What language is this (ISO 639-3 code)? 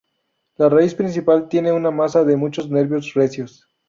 spa